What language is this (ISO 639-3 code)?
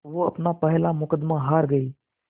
hin